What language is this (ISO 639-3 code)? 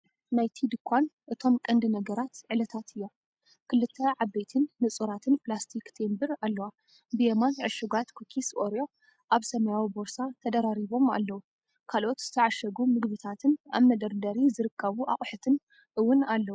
tir